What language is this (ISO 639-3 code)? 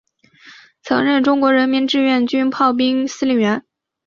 zho